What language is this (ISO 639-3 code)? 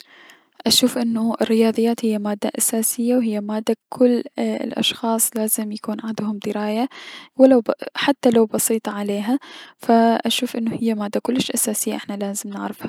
acm